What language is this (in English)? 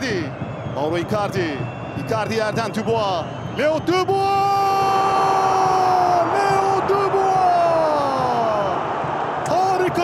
Turkish